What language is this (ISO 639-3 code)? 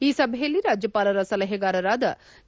kan